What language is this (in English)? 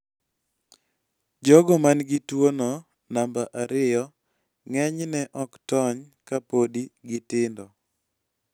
Luo (Kenya and Tanzania)